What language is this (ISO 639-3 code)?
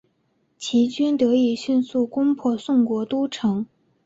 zho